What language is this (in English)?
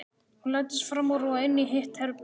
Icelandic